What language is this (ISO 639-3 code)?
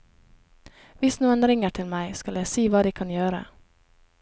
nor